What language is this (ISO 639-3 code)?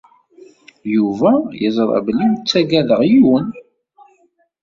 kab